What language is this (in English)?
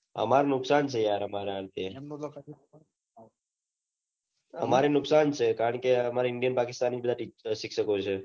Gujarati